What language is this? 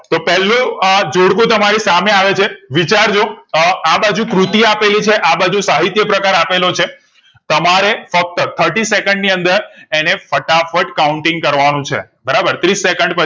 Gujarati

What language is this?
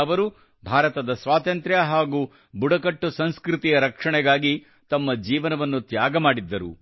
Kannada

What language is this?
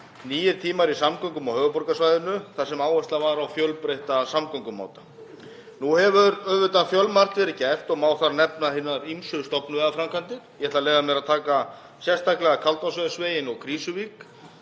Icelandic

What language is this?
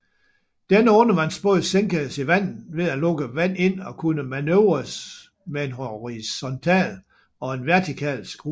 Danish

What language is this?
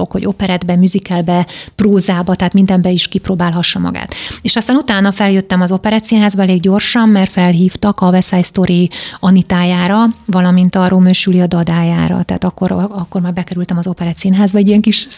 Hungarian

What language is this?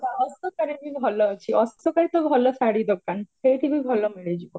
Odia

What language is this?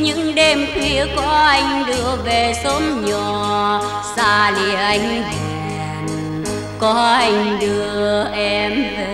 Vietnamese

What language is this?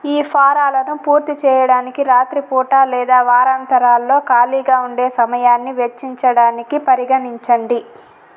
Telugu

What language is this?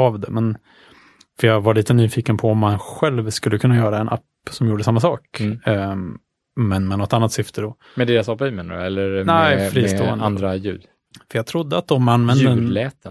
Swedish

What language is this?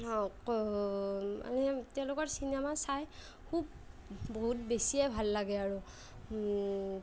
Assamese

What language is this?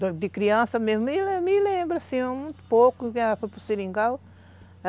Portuguese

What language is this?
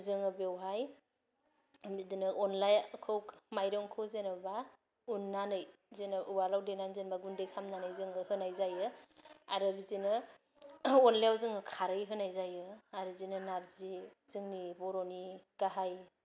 Bodo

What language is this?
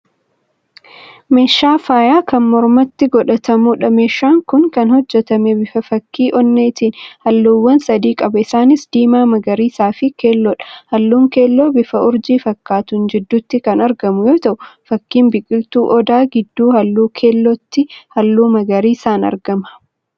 Oromo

